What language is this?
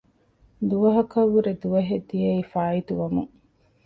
Divehi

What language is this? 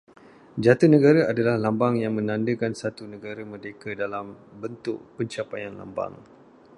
Malay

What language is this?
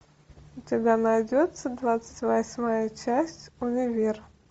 Russian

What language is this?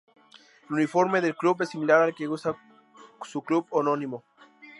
Spanish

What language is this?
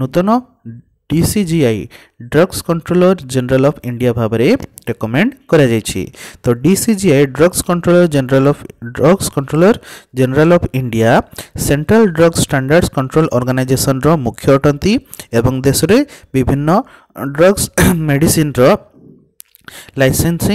Hindi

